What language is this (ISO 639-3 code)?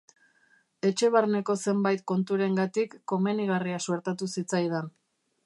eus